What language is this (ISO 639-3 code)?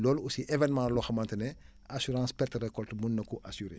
wol